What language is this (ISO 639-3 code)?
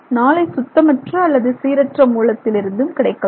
tam